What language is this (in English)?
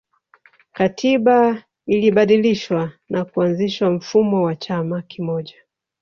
Swahili